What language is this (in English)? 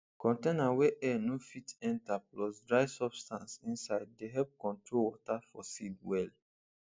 Nigerian Pidgin